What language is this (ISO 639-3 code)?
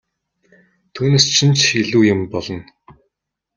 mon